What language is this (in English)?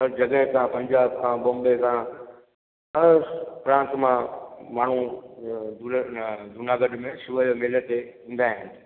Sindhi